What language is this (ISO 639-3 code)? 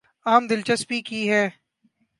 urd